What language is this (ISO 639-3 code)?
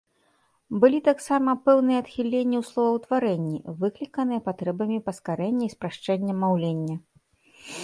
bel